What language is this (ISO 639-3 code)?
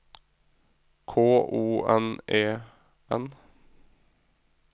nor